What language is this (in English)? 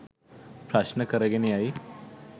Sinhala